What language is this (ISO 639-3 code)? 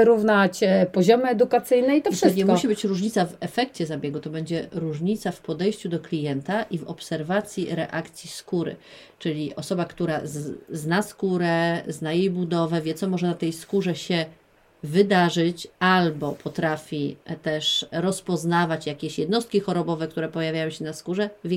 pol